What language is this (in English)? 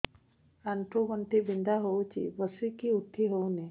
Odia